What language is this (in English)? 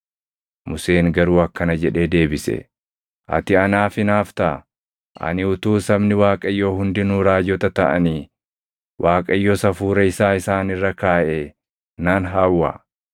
Oromo